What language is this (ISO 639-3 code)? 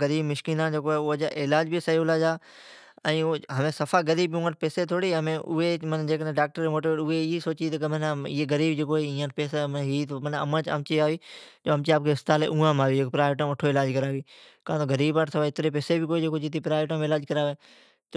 odk